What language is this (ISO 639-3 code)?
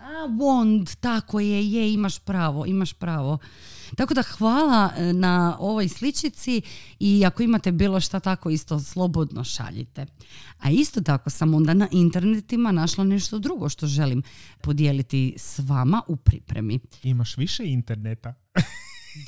hrv